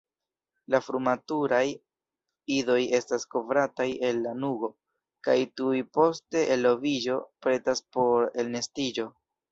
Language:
Esperanto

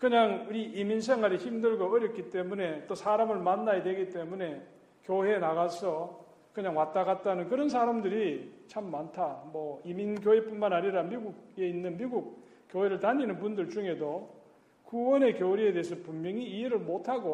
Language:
Korean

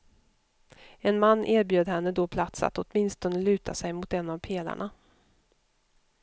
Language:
Swedish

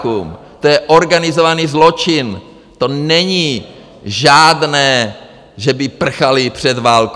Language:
Czech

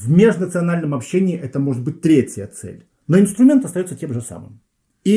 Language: Russian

